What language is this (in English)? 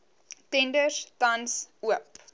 Afrikaans